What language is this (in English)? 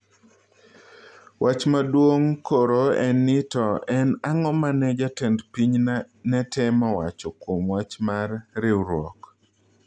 Luo (Kenya and Tanzania)